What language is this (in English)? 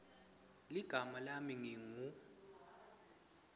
Swati